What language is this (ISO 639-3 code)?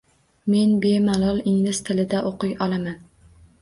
uzb